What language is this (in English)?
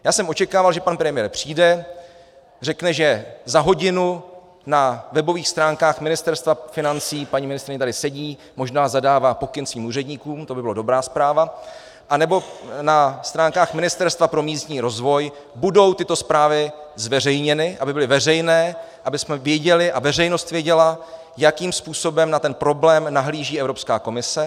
Czech